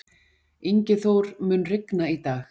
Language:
Icelandic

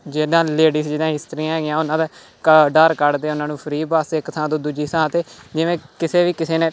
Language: Punjabi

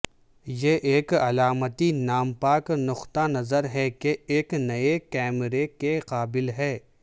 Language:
Urdu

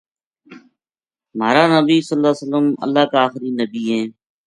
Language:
Gujari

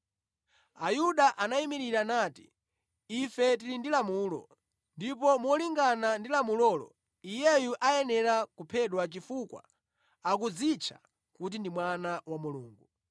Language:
Nyanja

